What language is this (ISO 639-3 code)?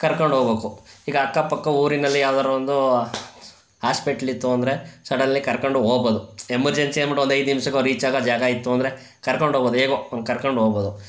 kan